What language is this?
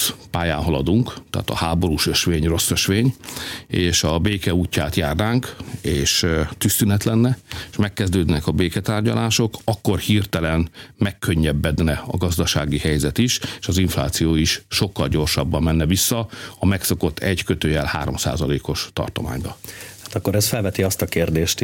Hungarian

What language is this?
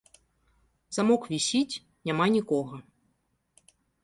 Belarusian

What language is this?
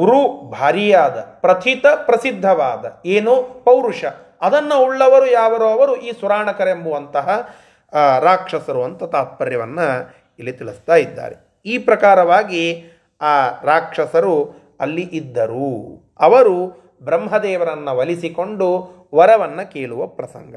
Kannada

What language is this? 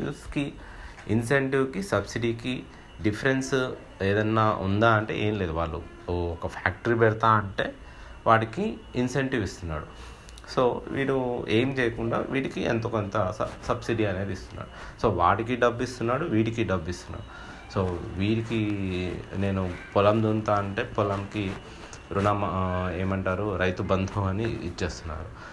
Telugu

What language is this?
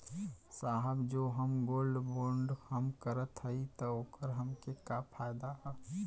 Bhojpuri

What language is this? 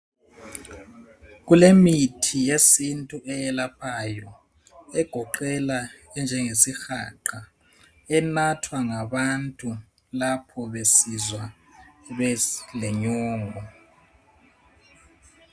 North Ndebele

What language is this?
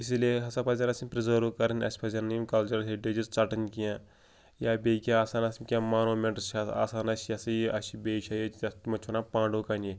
Kashmiri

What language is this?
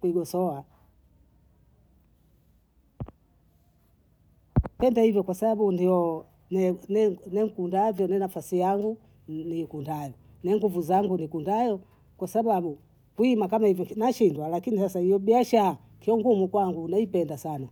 Bondei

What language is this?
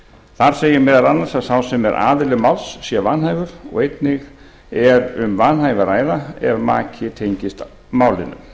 Icelandic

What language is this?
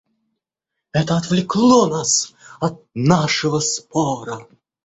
Russian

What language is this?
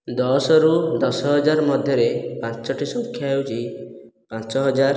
Odia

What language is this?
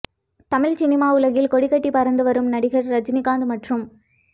Tamil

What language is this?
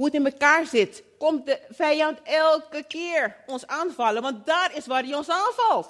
Dutch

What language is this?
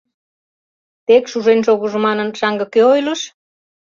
Mari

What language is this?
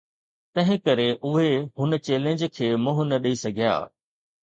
Sindhi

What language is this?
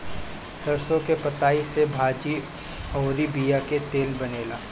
Bhojpuri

